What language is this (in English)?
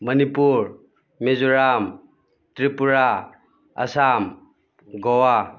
Manipuri